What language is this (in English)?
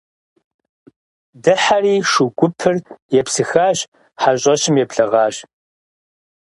Kabardian